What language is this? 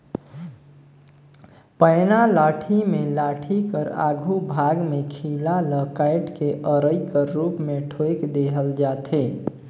Chhattisgarhi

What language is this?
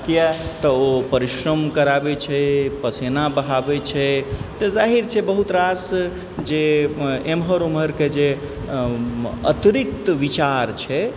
Maithili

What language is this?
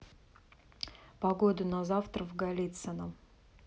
Russian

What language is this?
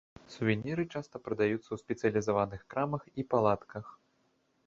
Belarusian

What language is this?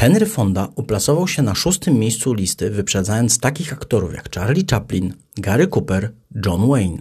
Polish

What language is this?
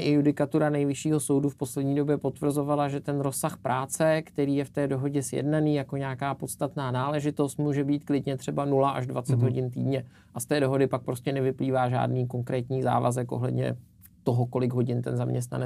Czech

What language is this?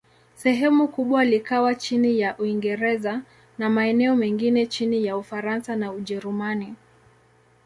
Swahili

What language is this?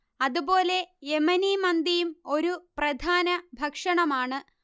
Malayalam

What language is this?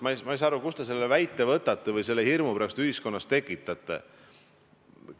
Estonian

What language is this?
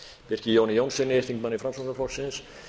Icelandic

